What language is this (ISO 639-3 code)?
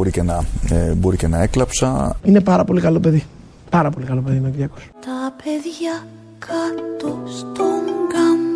ell